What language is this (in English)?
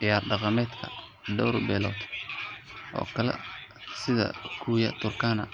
Somali